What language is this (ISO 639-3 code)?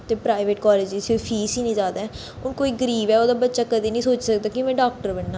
doi